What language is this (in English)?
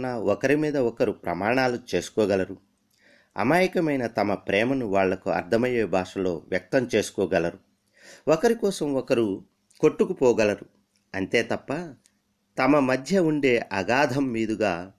Telugu